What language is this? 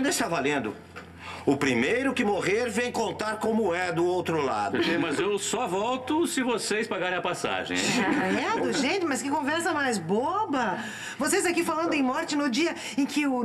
Portuguese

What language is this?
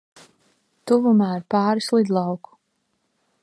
Latvian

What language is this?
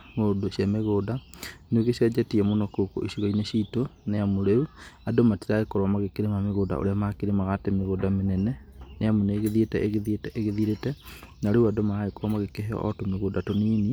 Kikuyu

